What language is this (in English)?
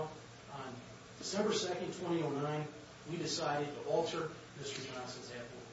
English